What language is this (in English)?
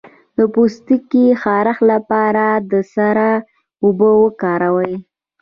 Pashto